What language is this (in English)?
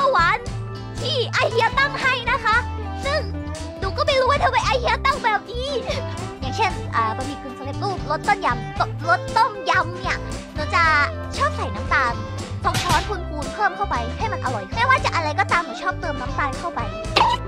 Thai